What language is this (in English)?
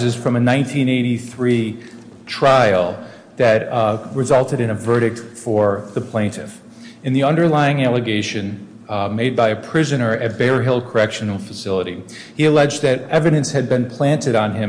English